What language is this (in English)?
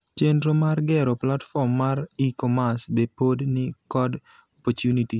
Luo (Kenya and Tanzania)